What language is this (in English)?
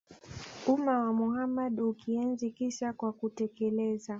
Swahili